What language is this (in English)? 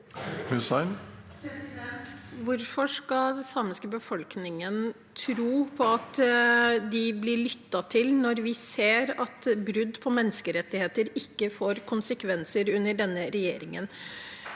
Norwegian